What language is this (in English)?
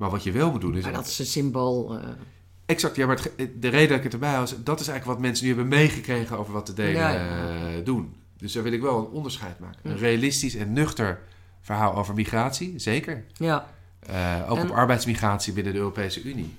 Dutch